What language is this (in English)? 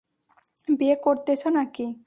Bangla